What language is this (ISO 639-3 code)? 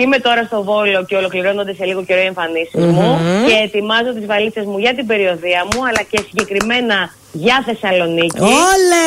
ell